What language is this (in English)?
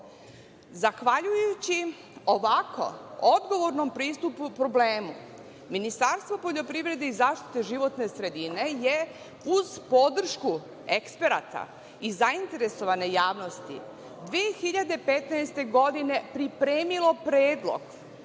Serbian